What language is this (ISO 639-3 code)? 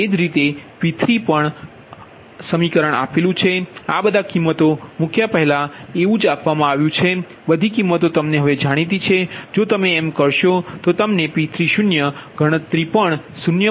guj